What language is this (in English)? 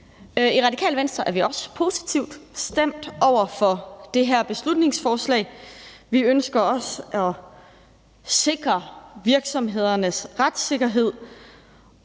Danish